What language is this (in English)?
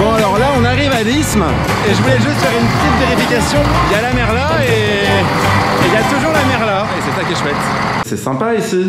French